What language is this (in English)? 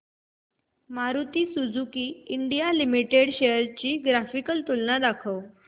Marathi